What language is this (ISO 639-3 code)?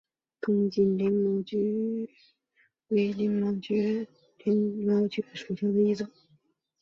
zho